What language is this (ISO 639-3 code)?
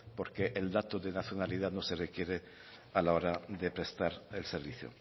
spa